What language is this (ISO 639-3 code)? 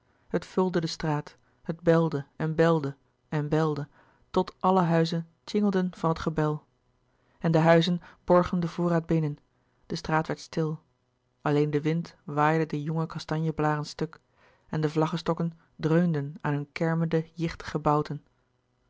nld